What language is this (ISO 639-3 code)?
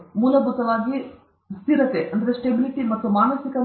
kan